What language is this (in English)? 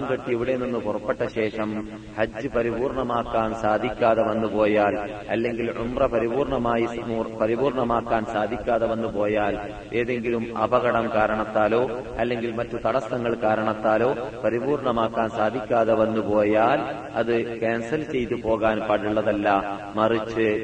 Malayalam